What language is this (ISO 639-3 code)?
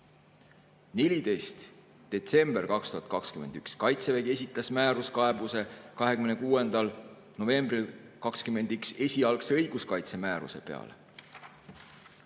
est